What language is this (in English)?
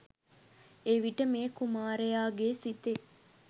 Sinhala